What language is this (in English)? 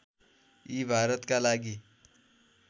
Nepali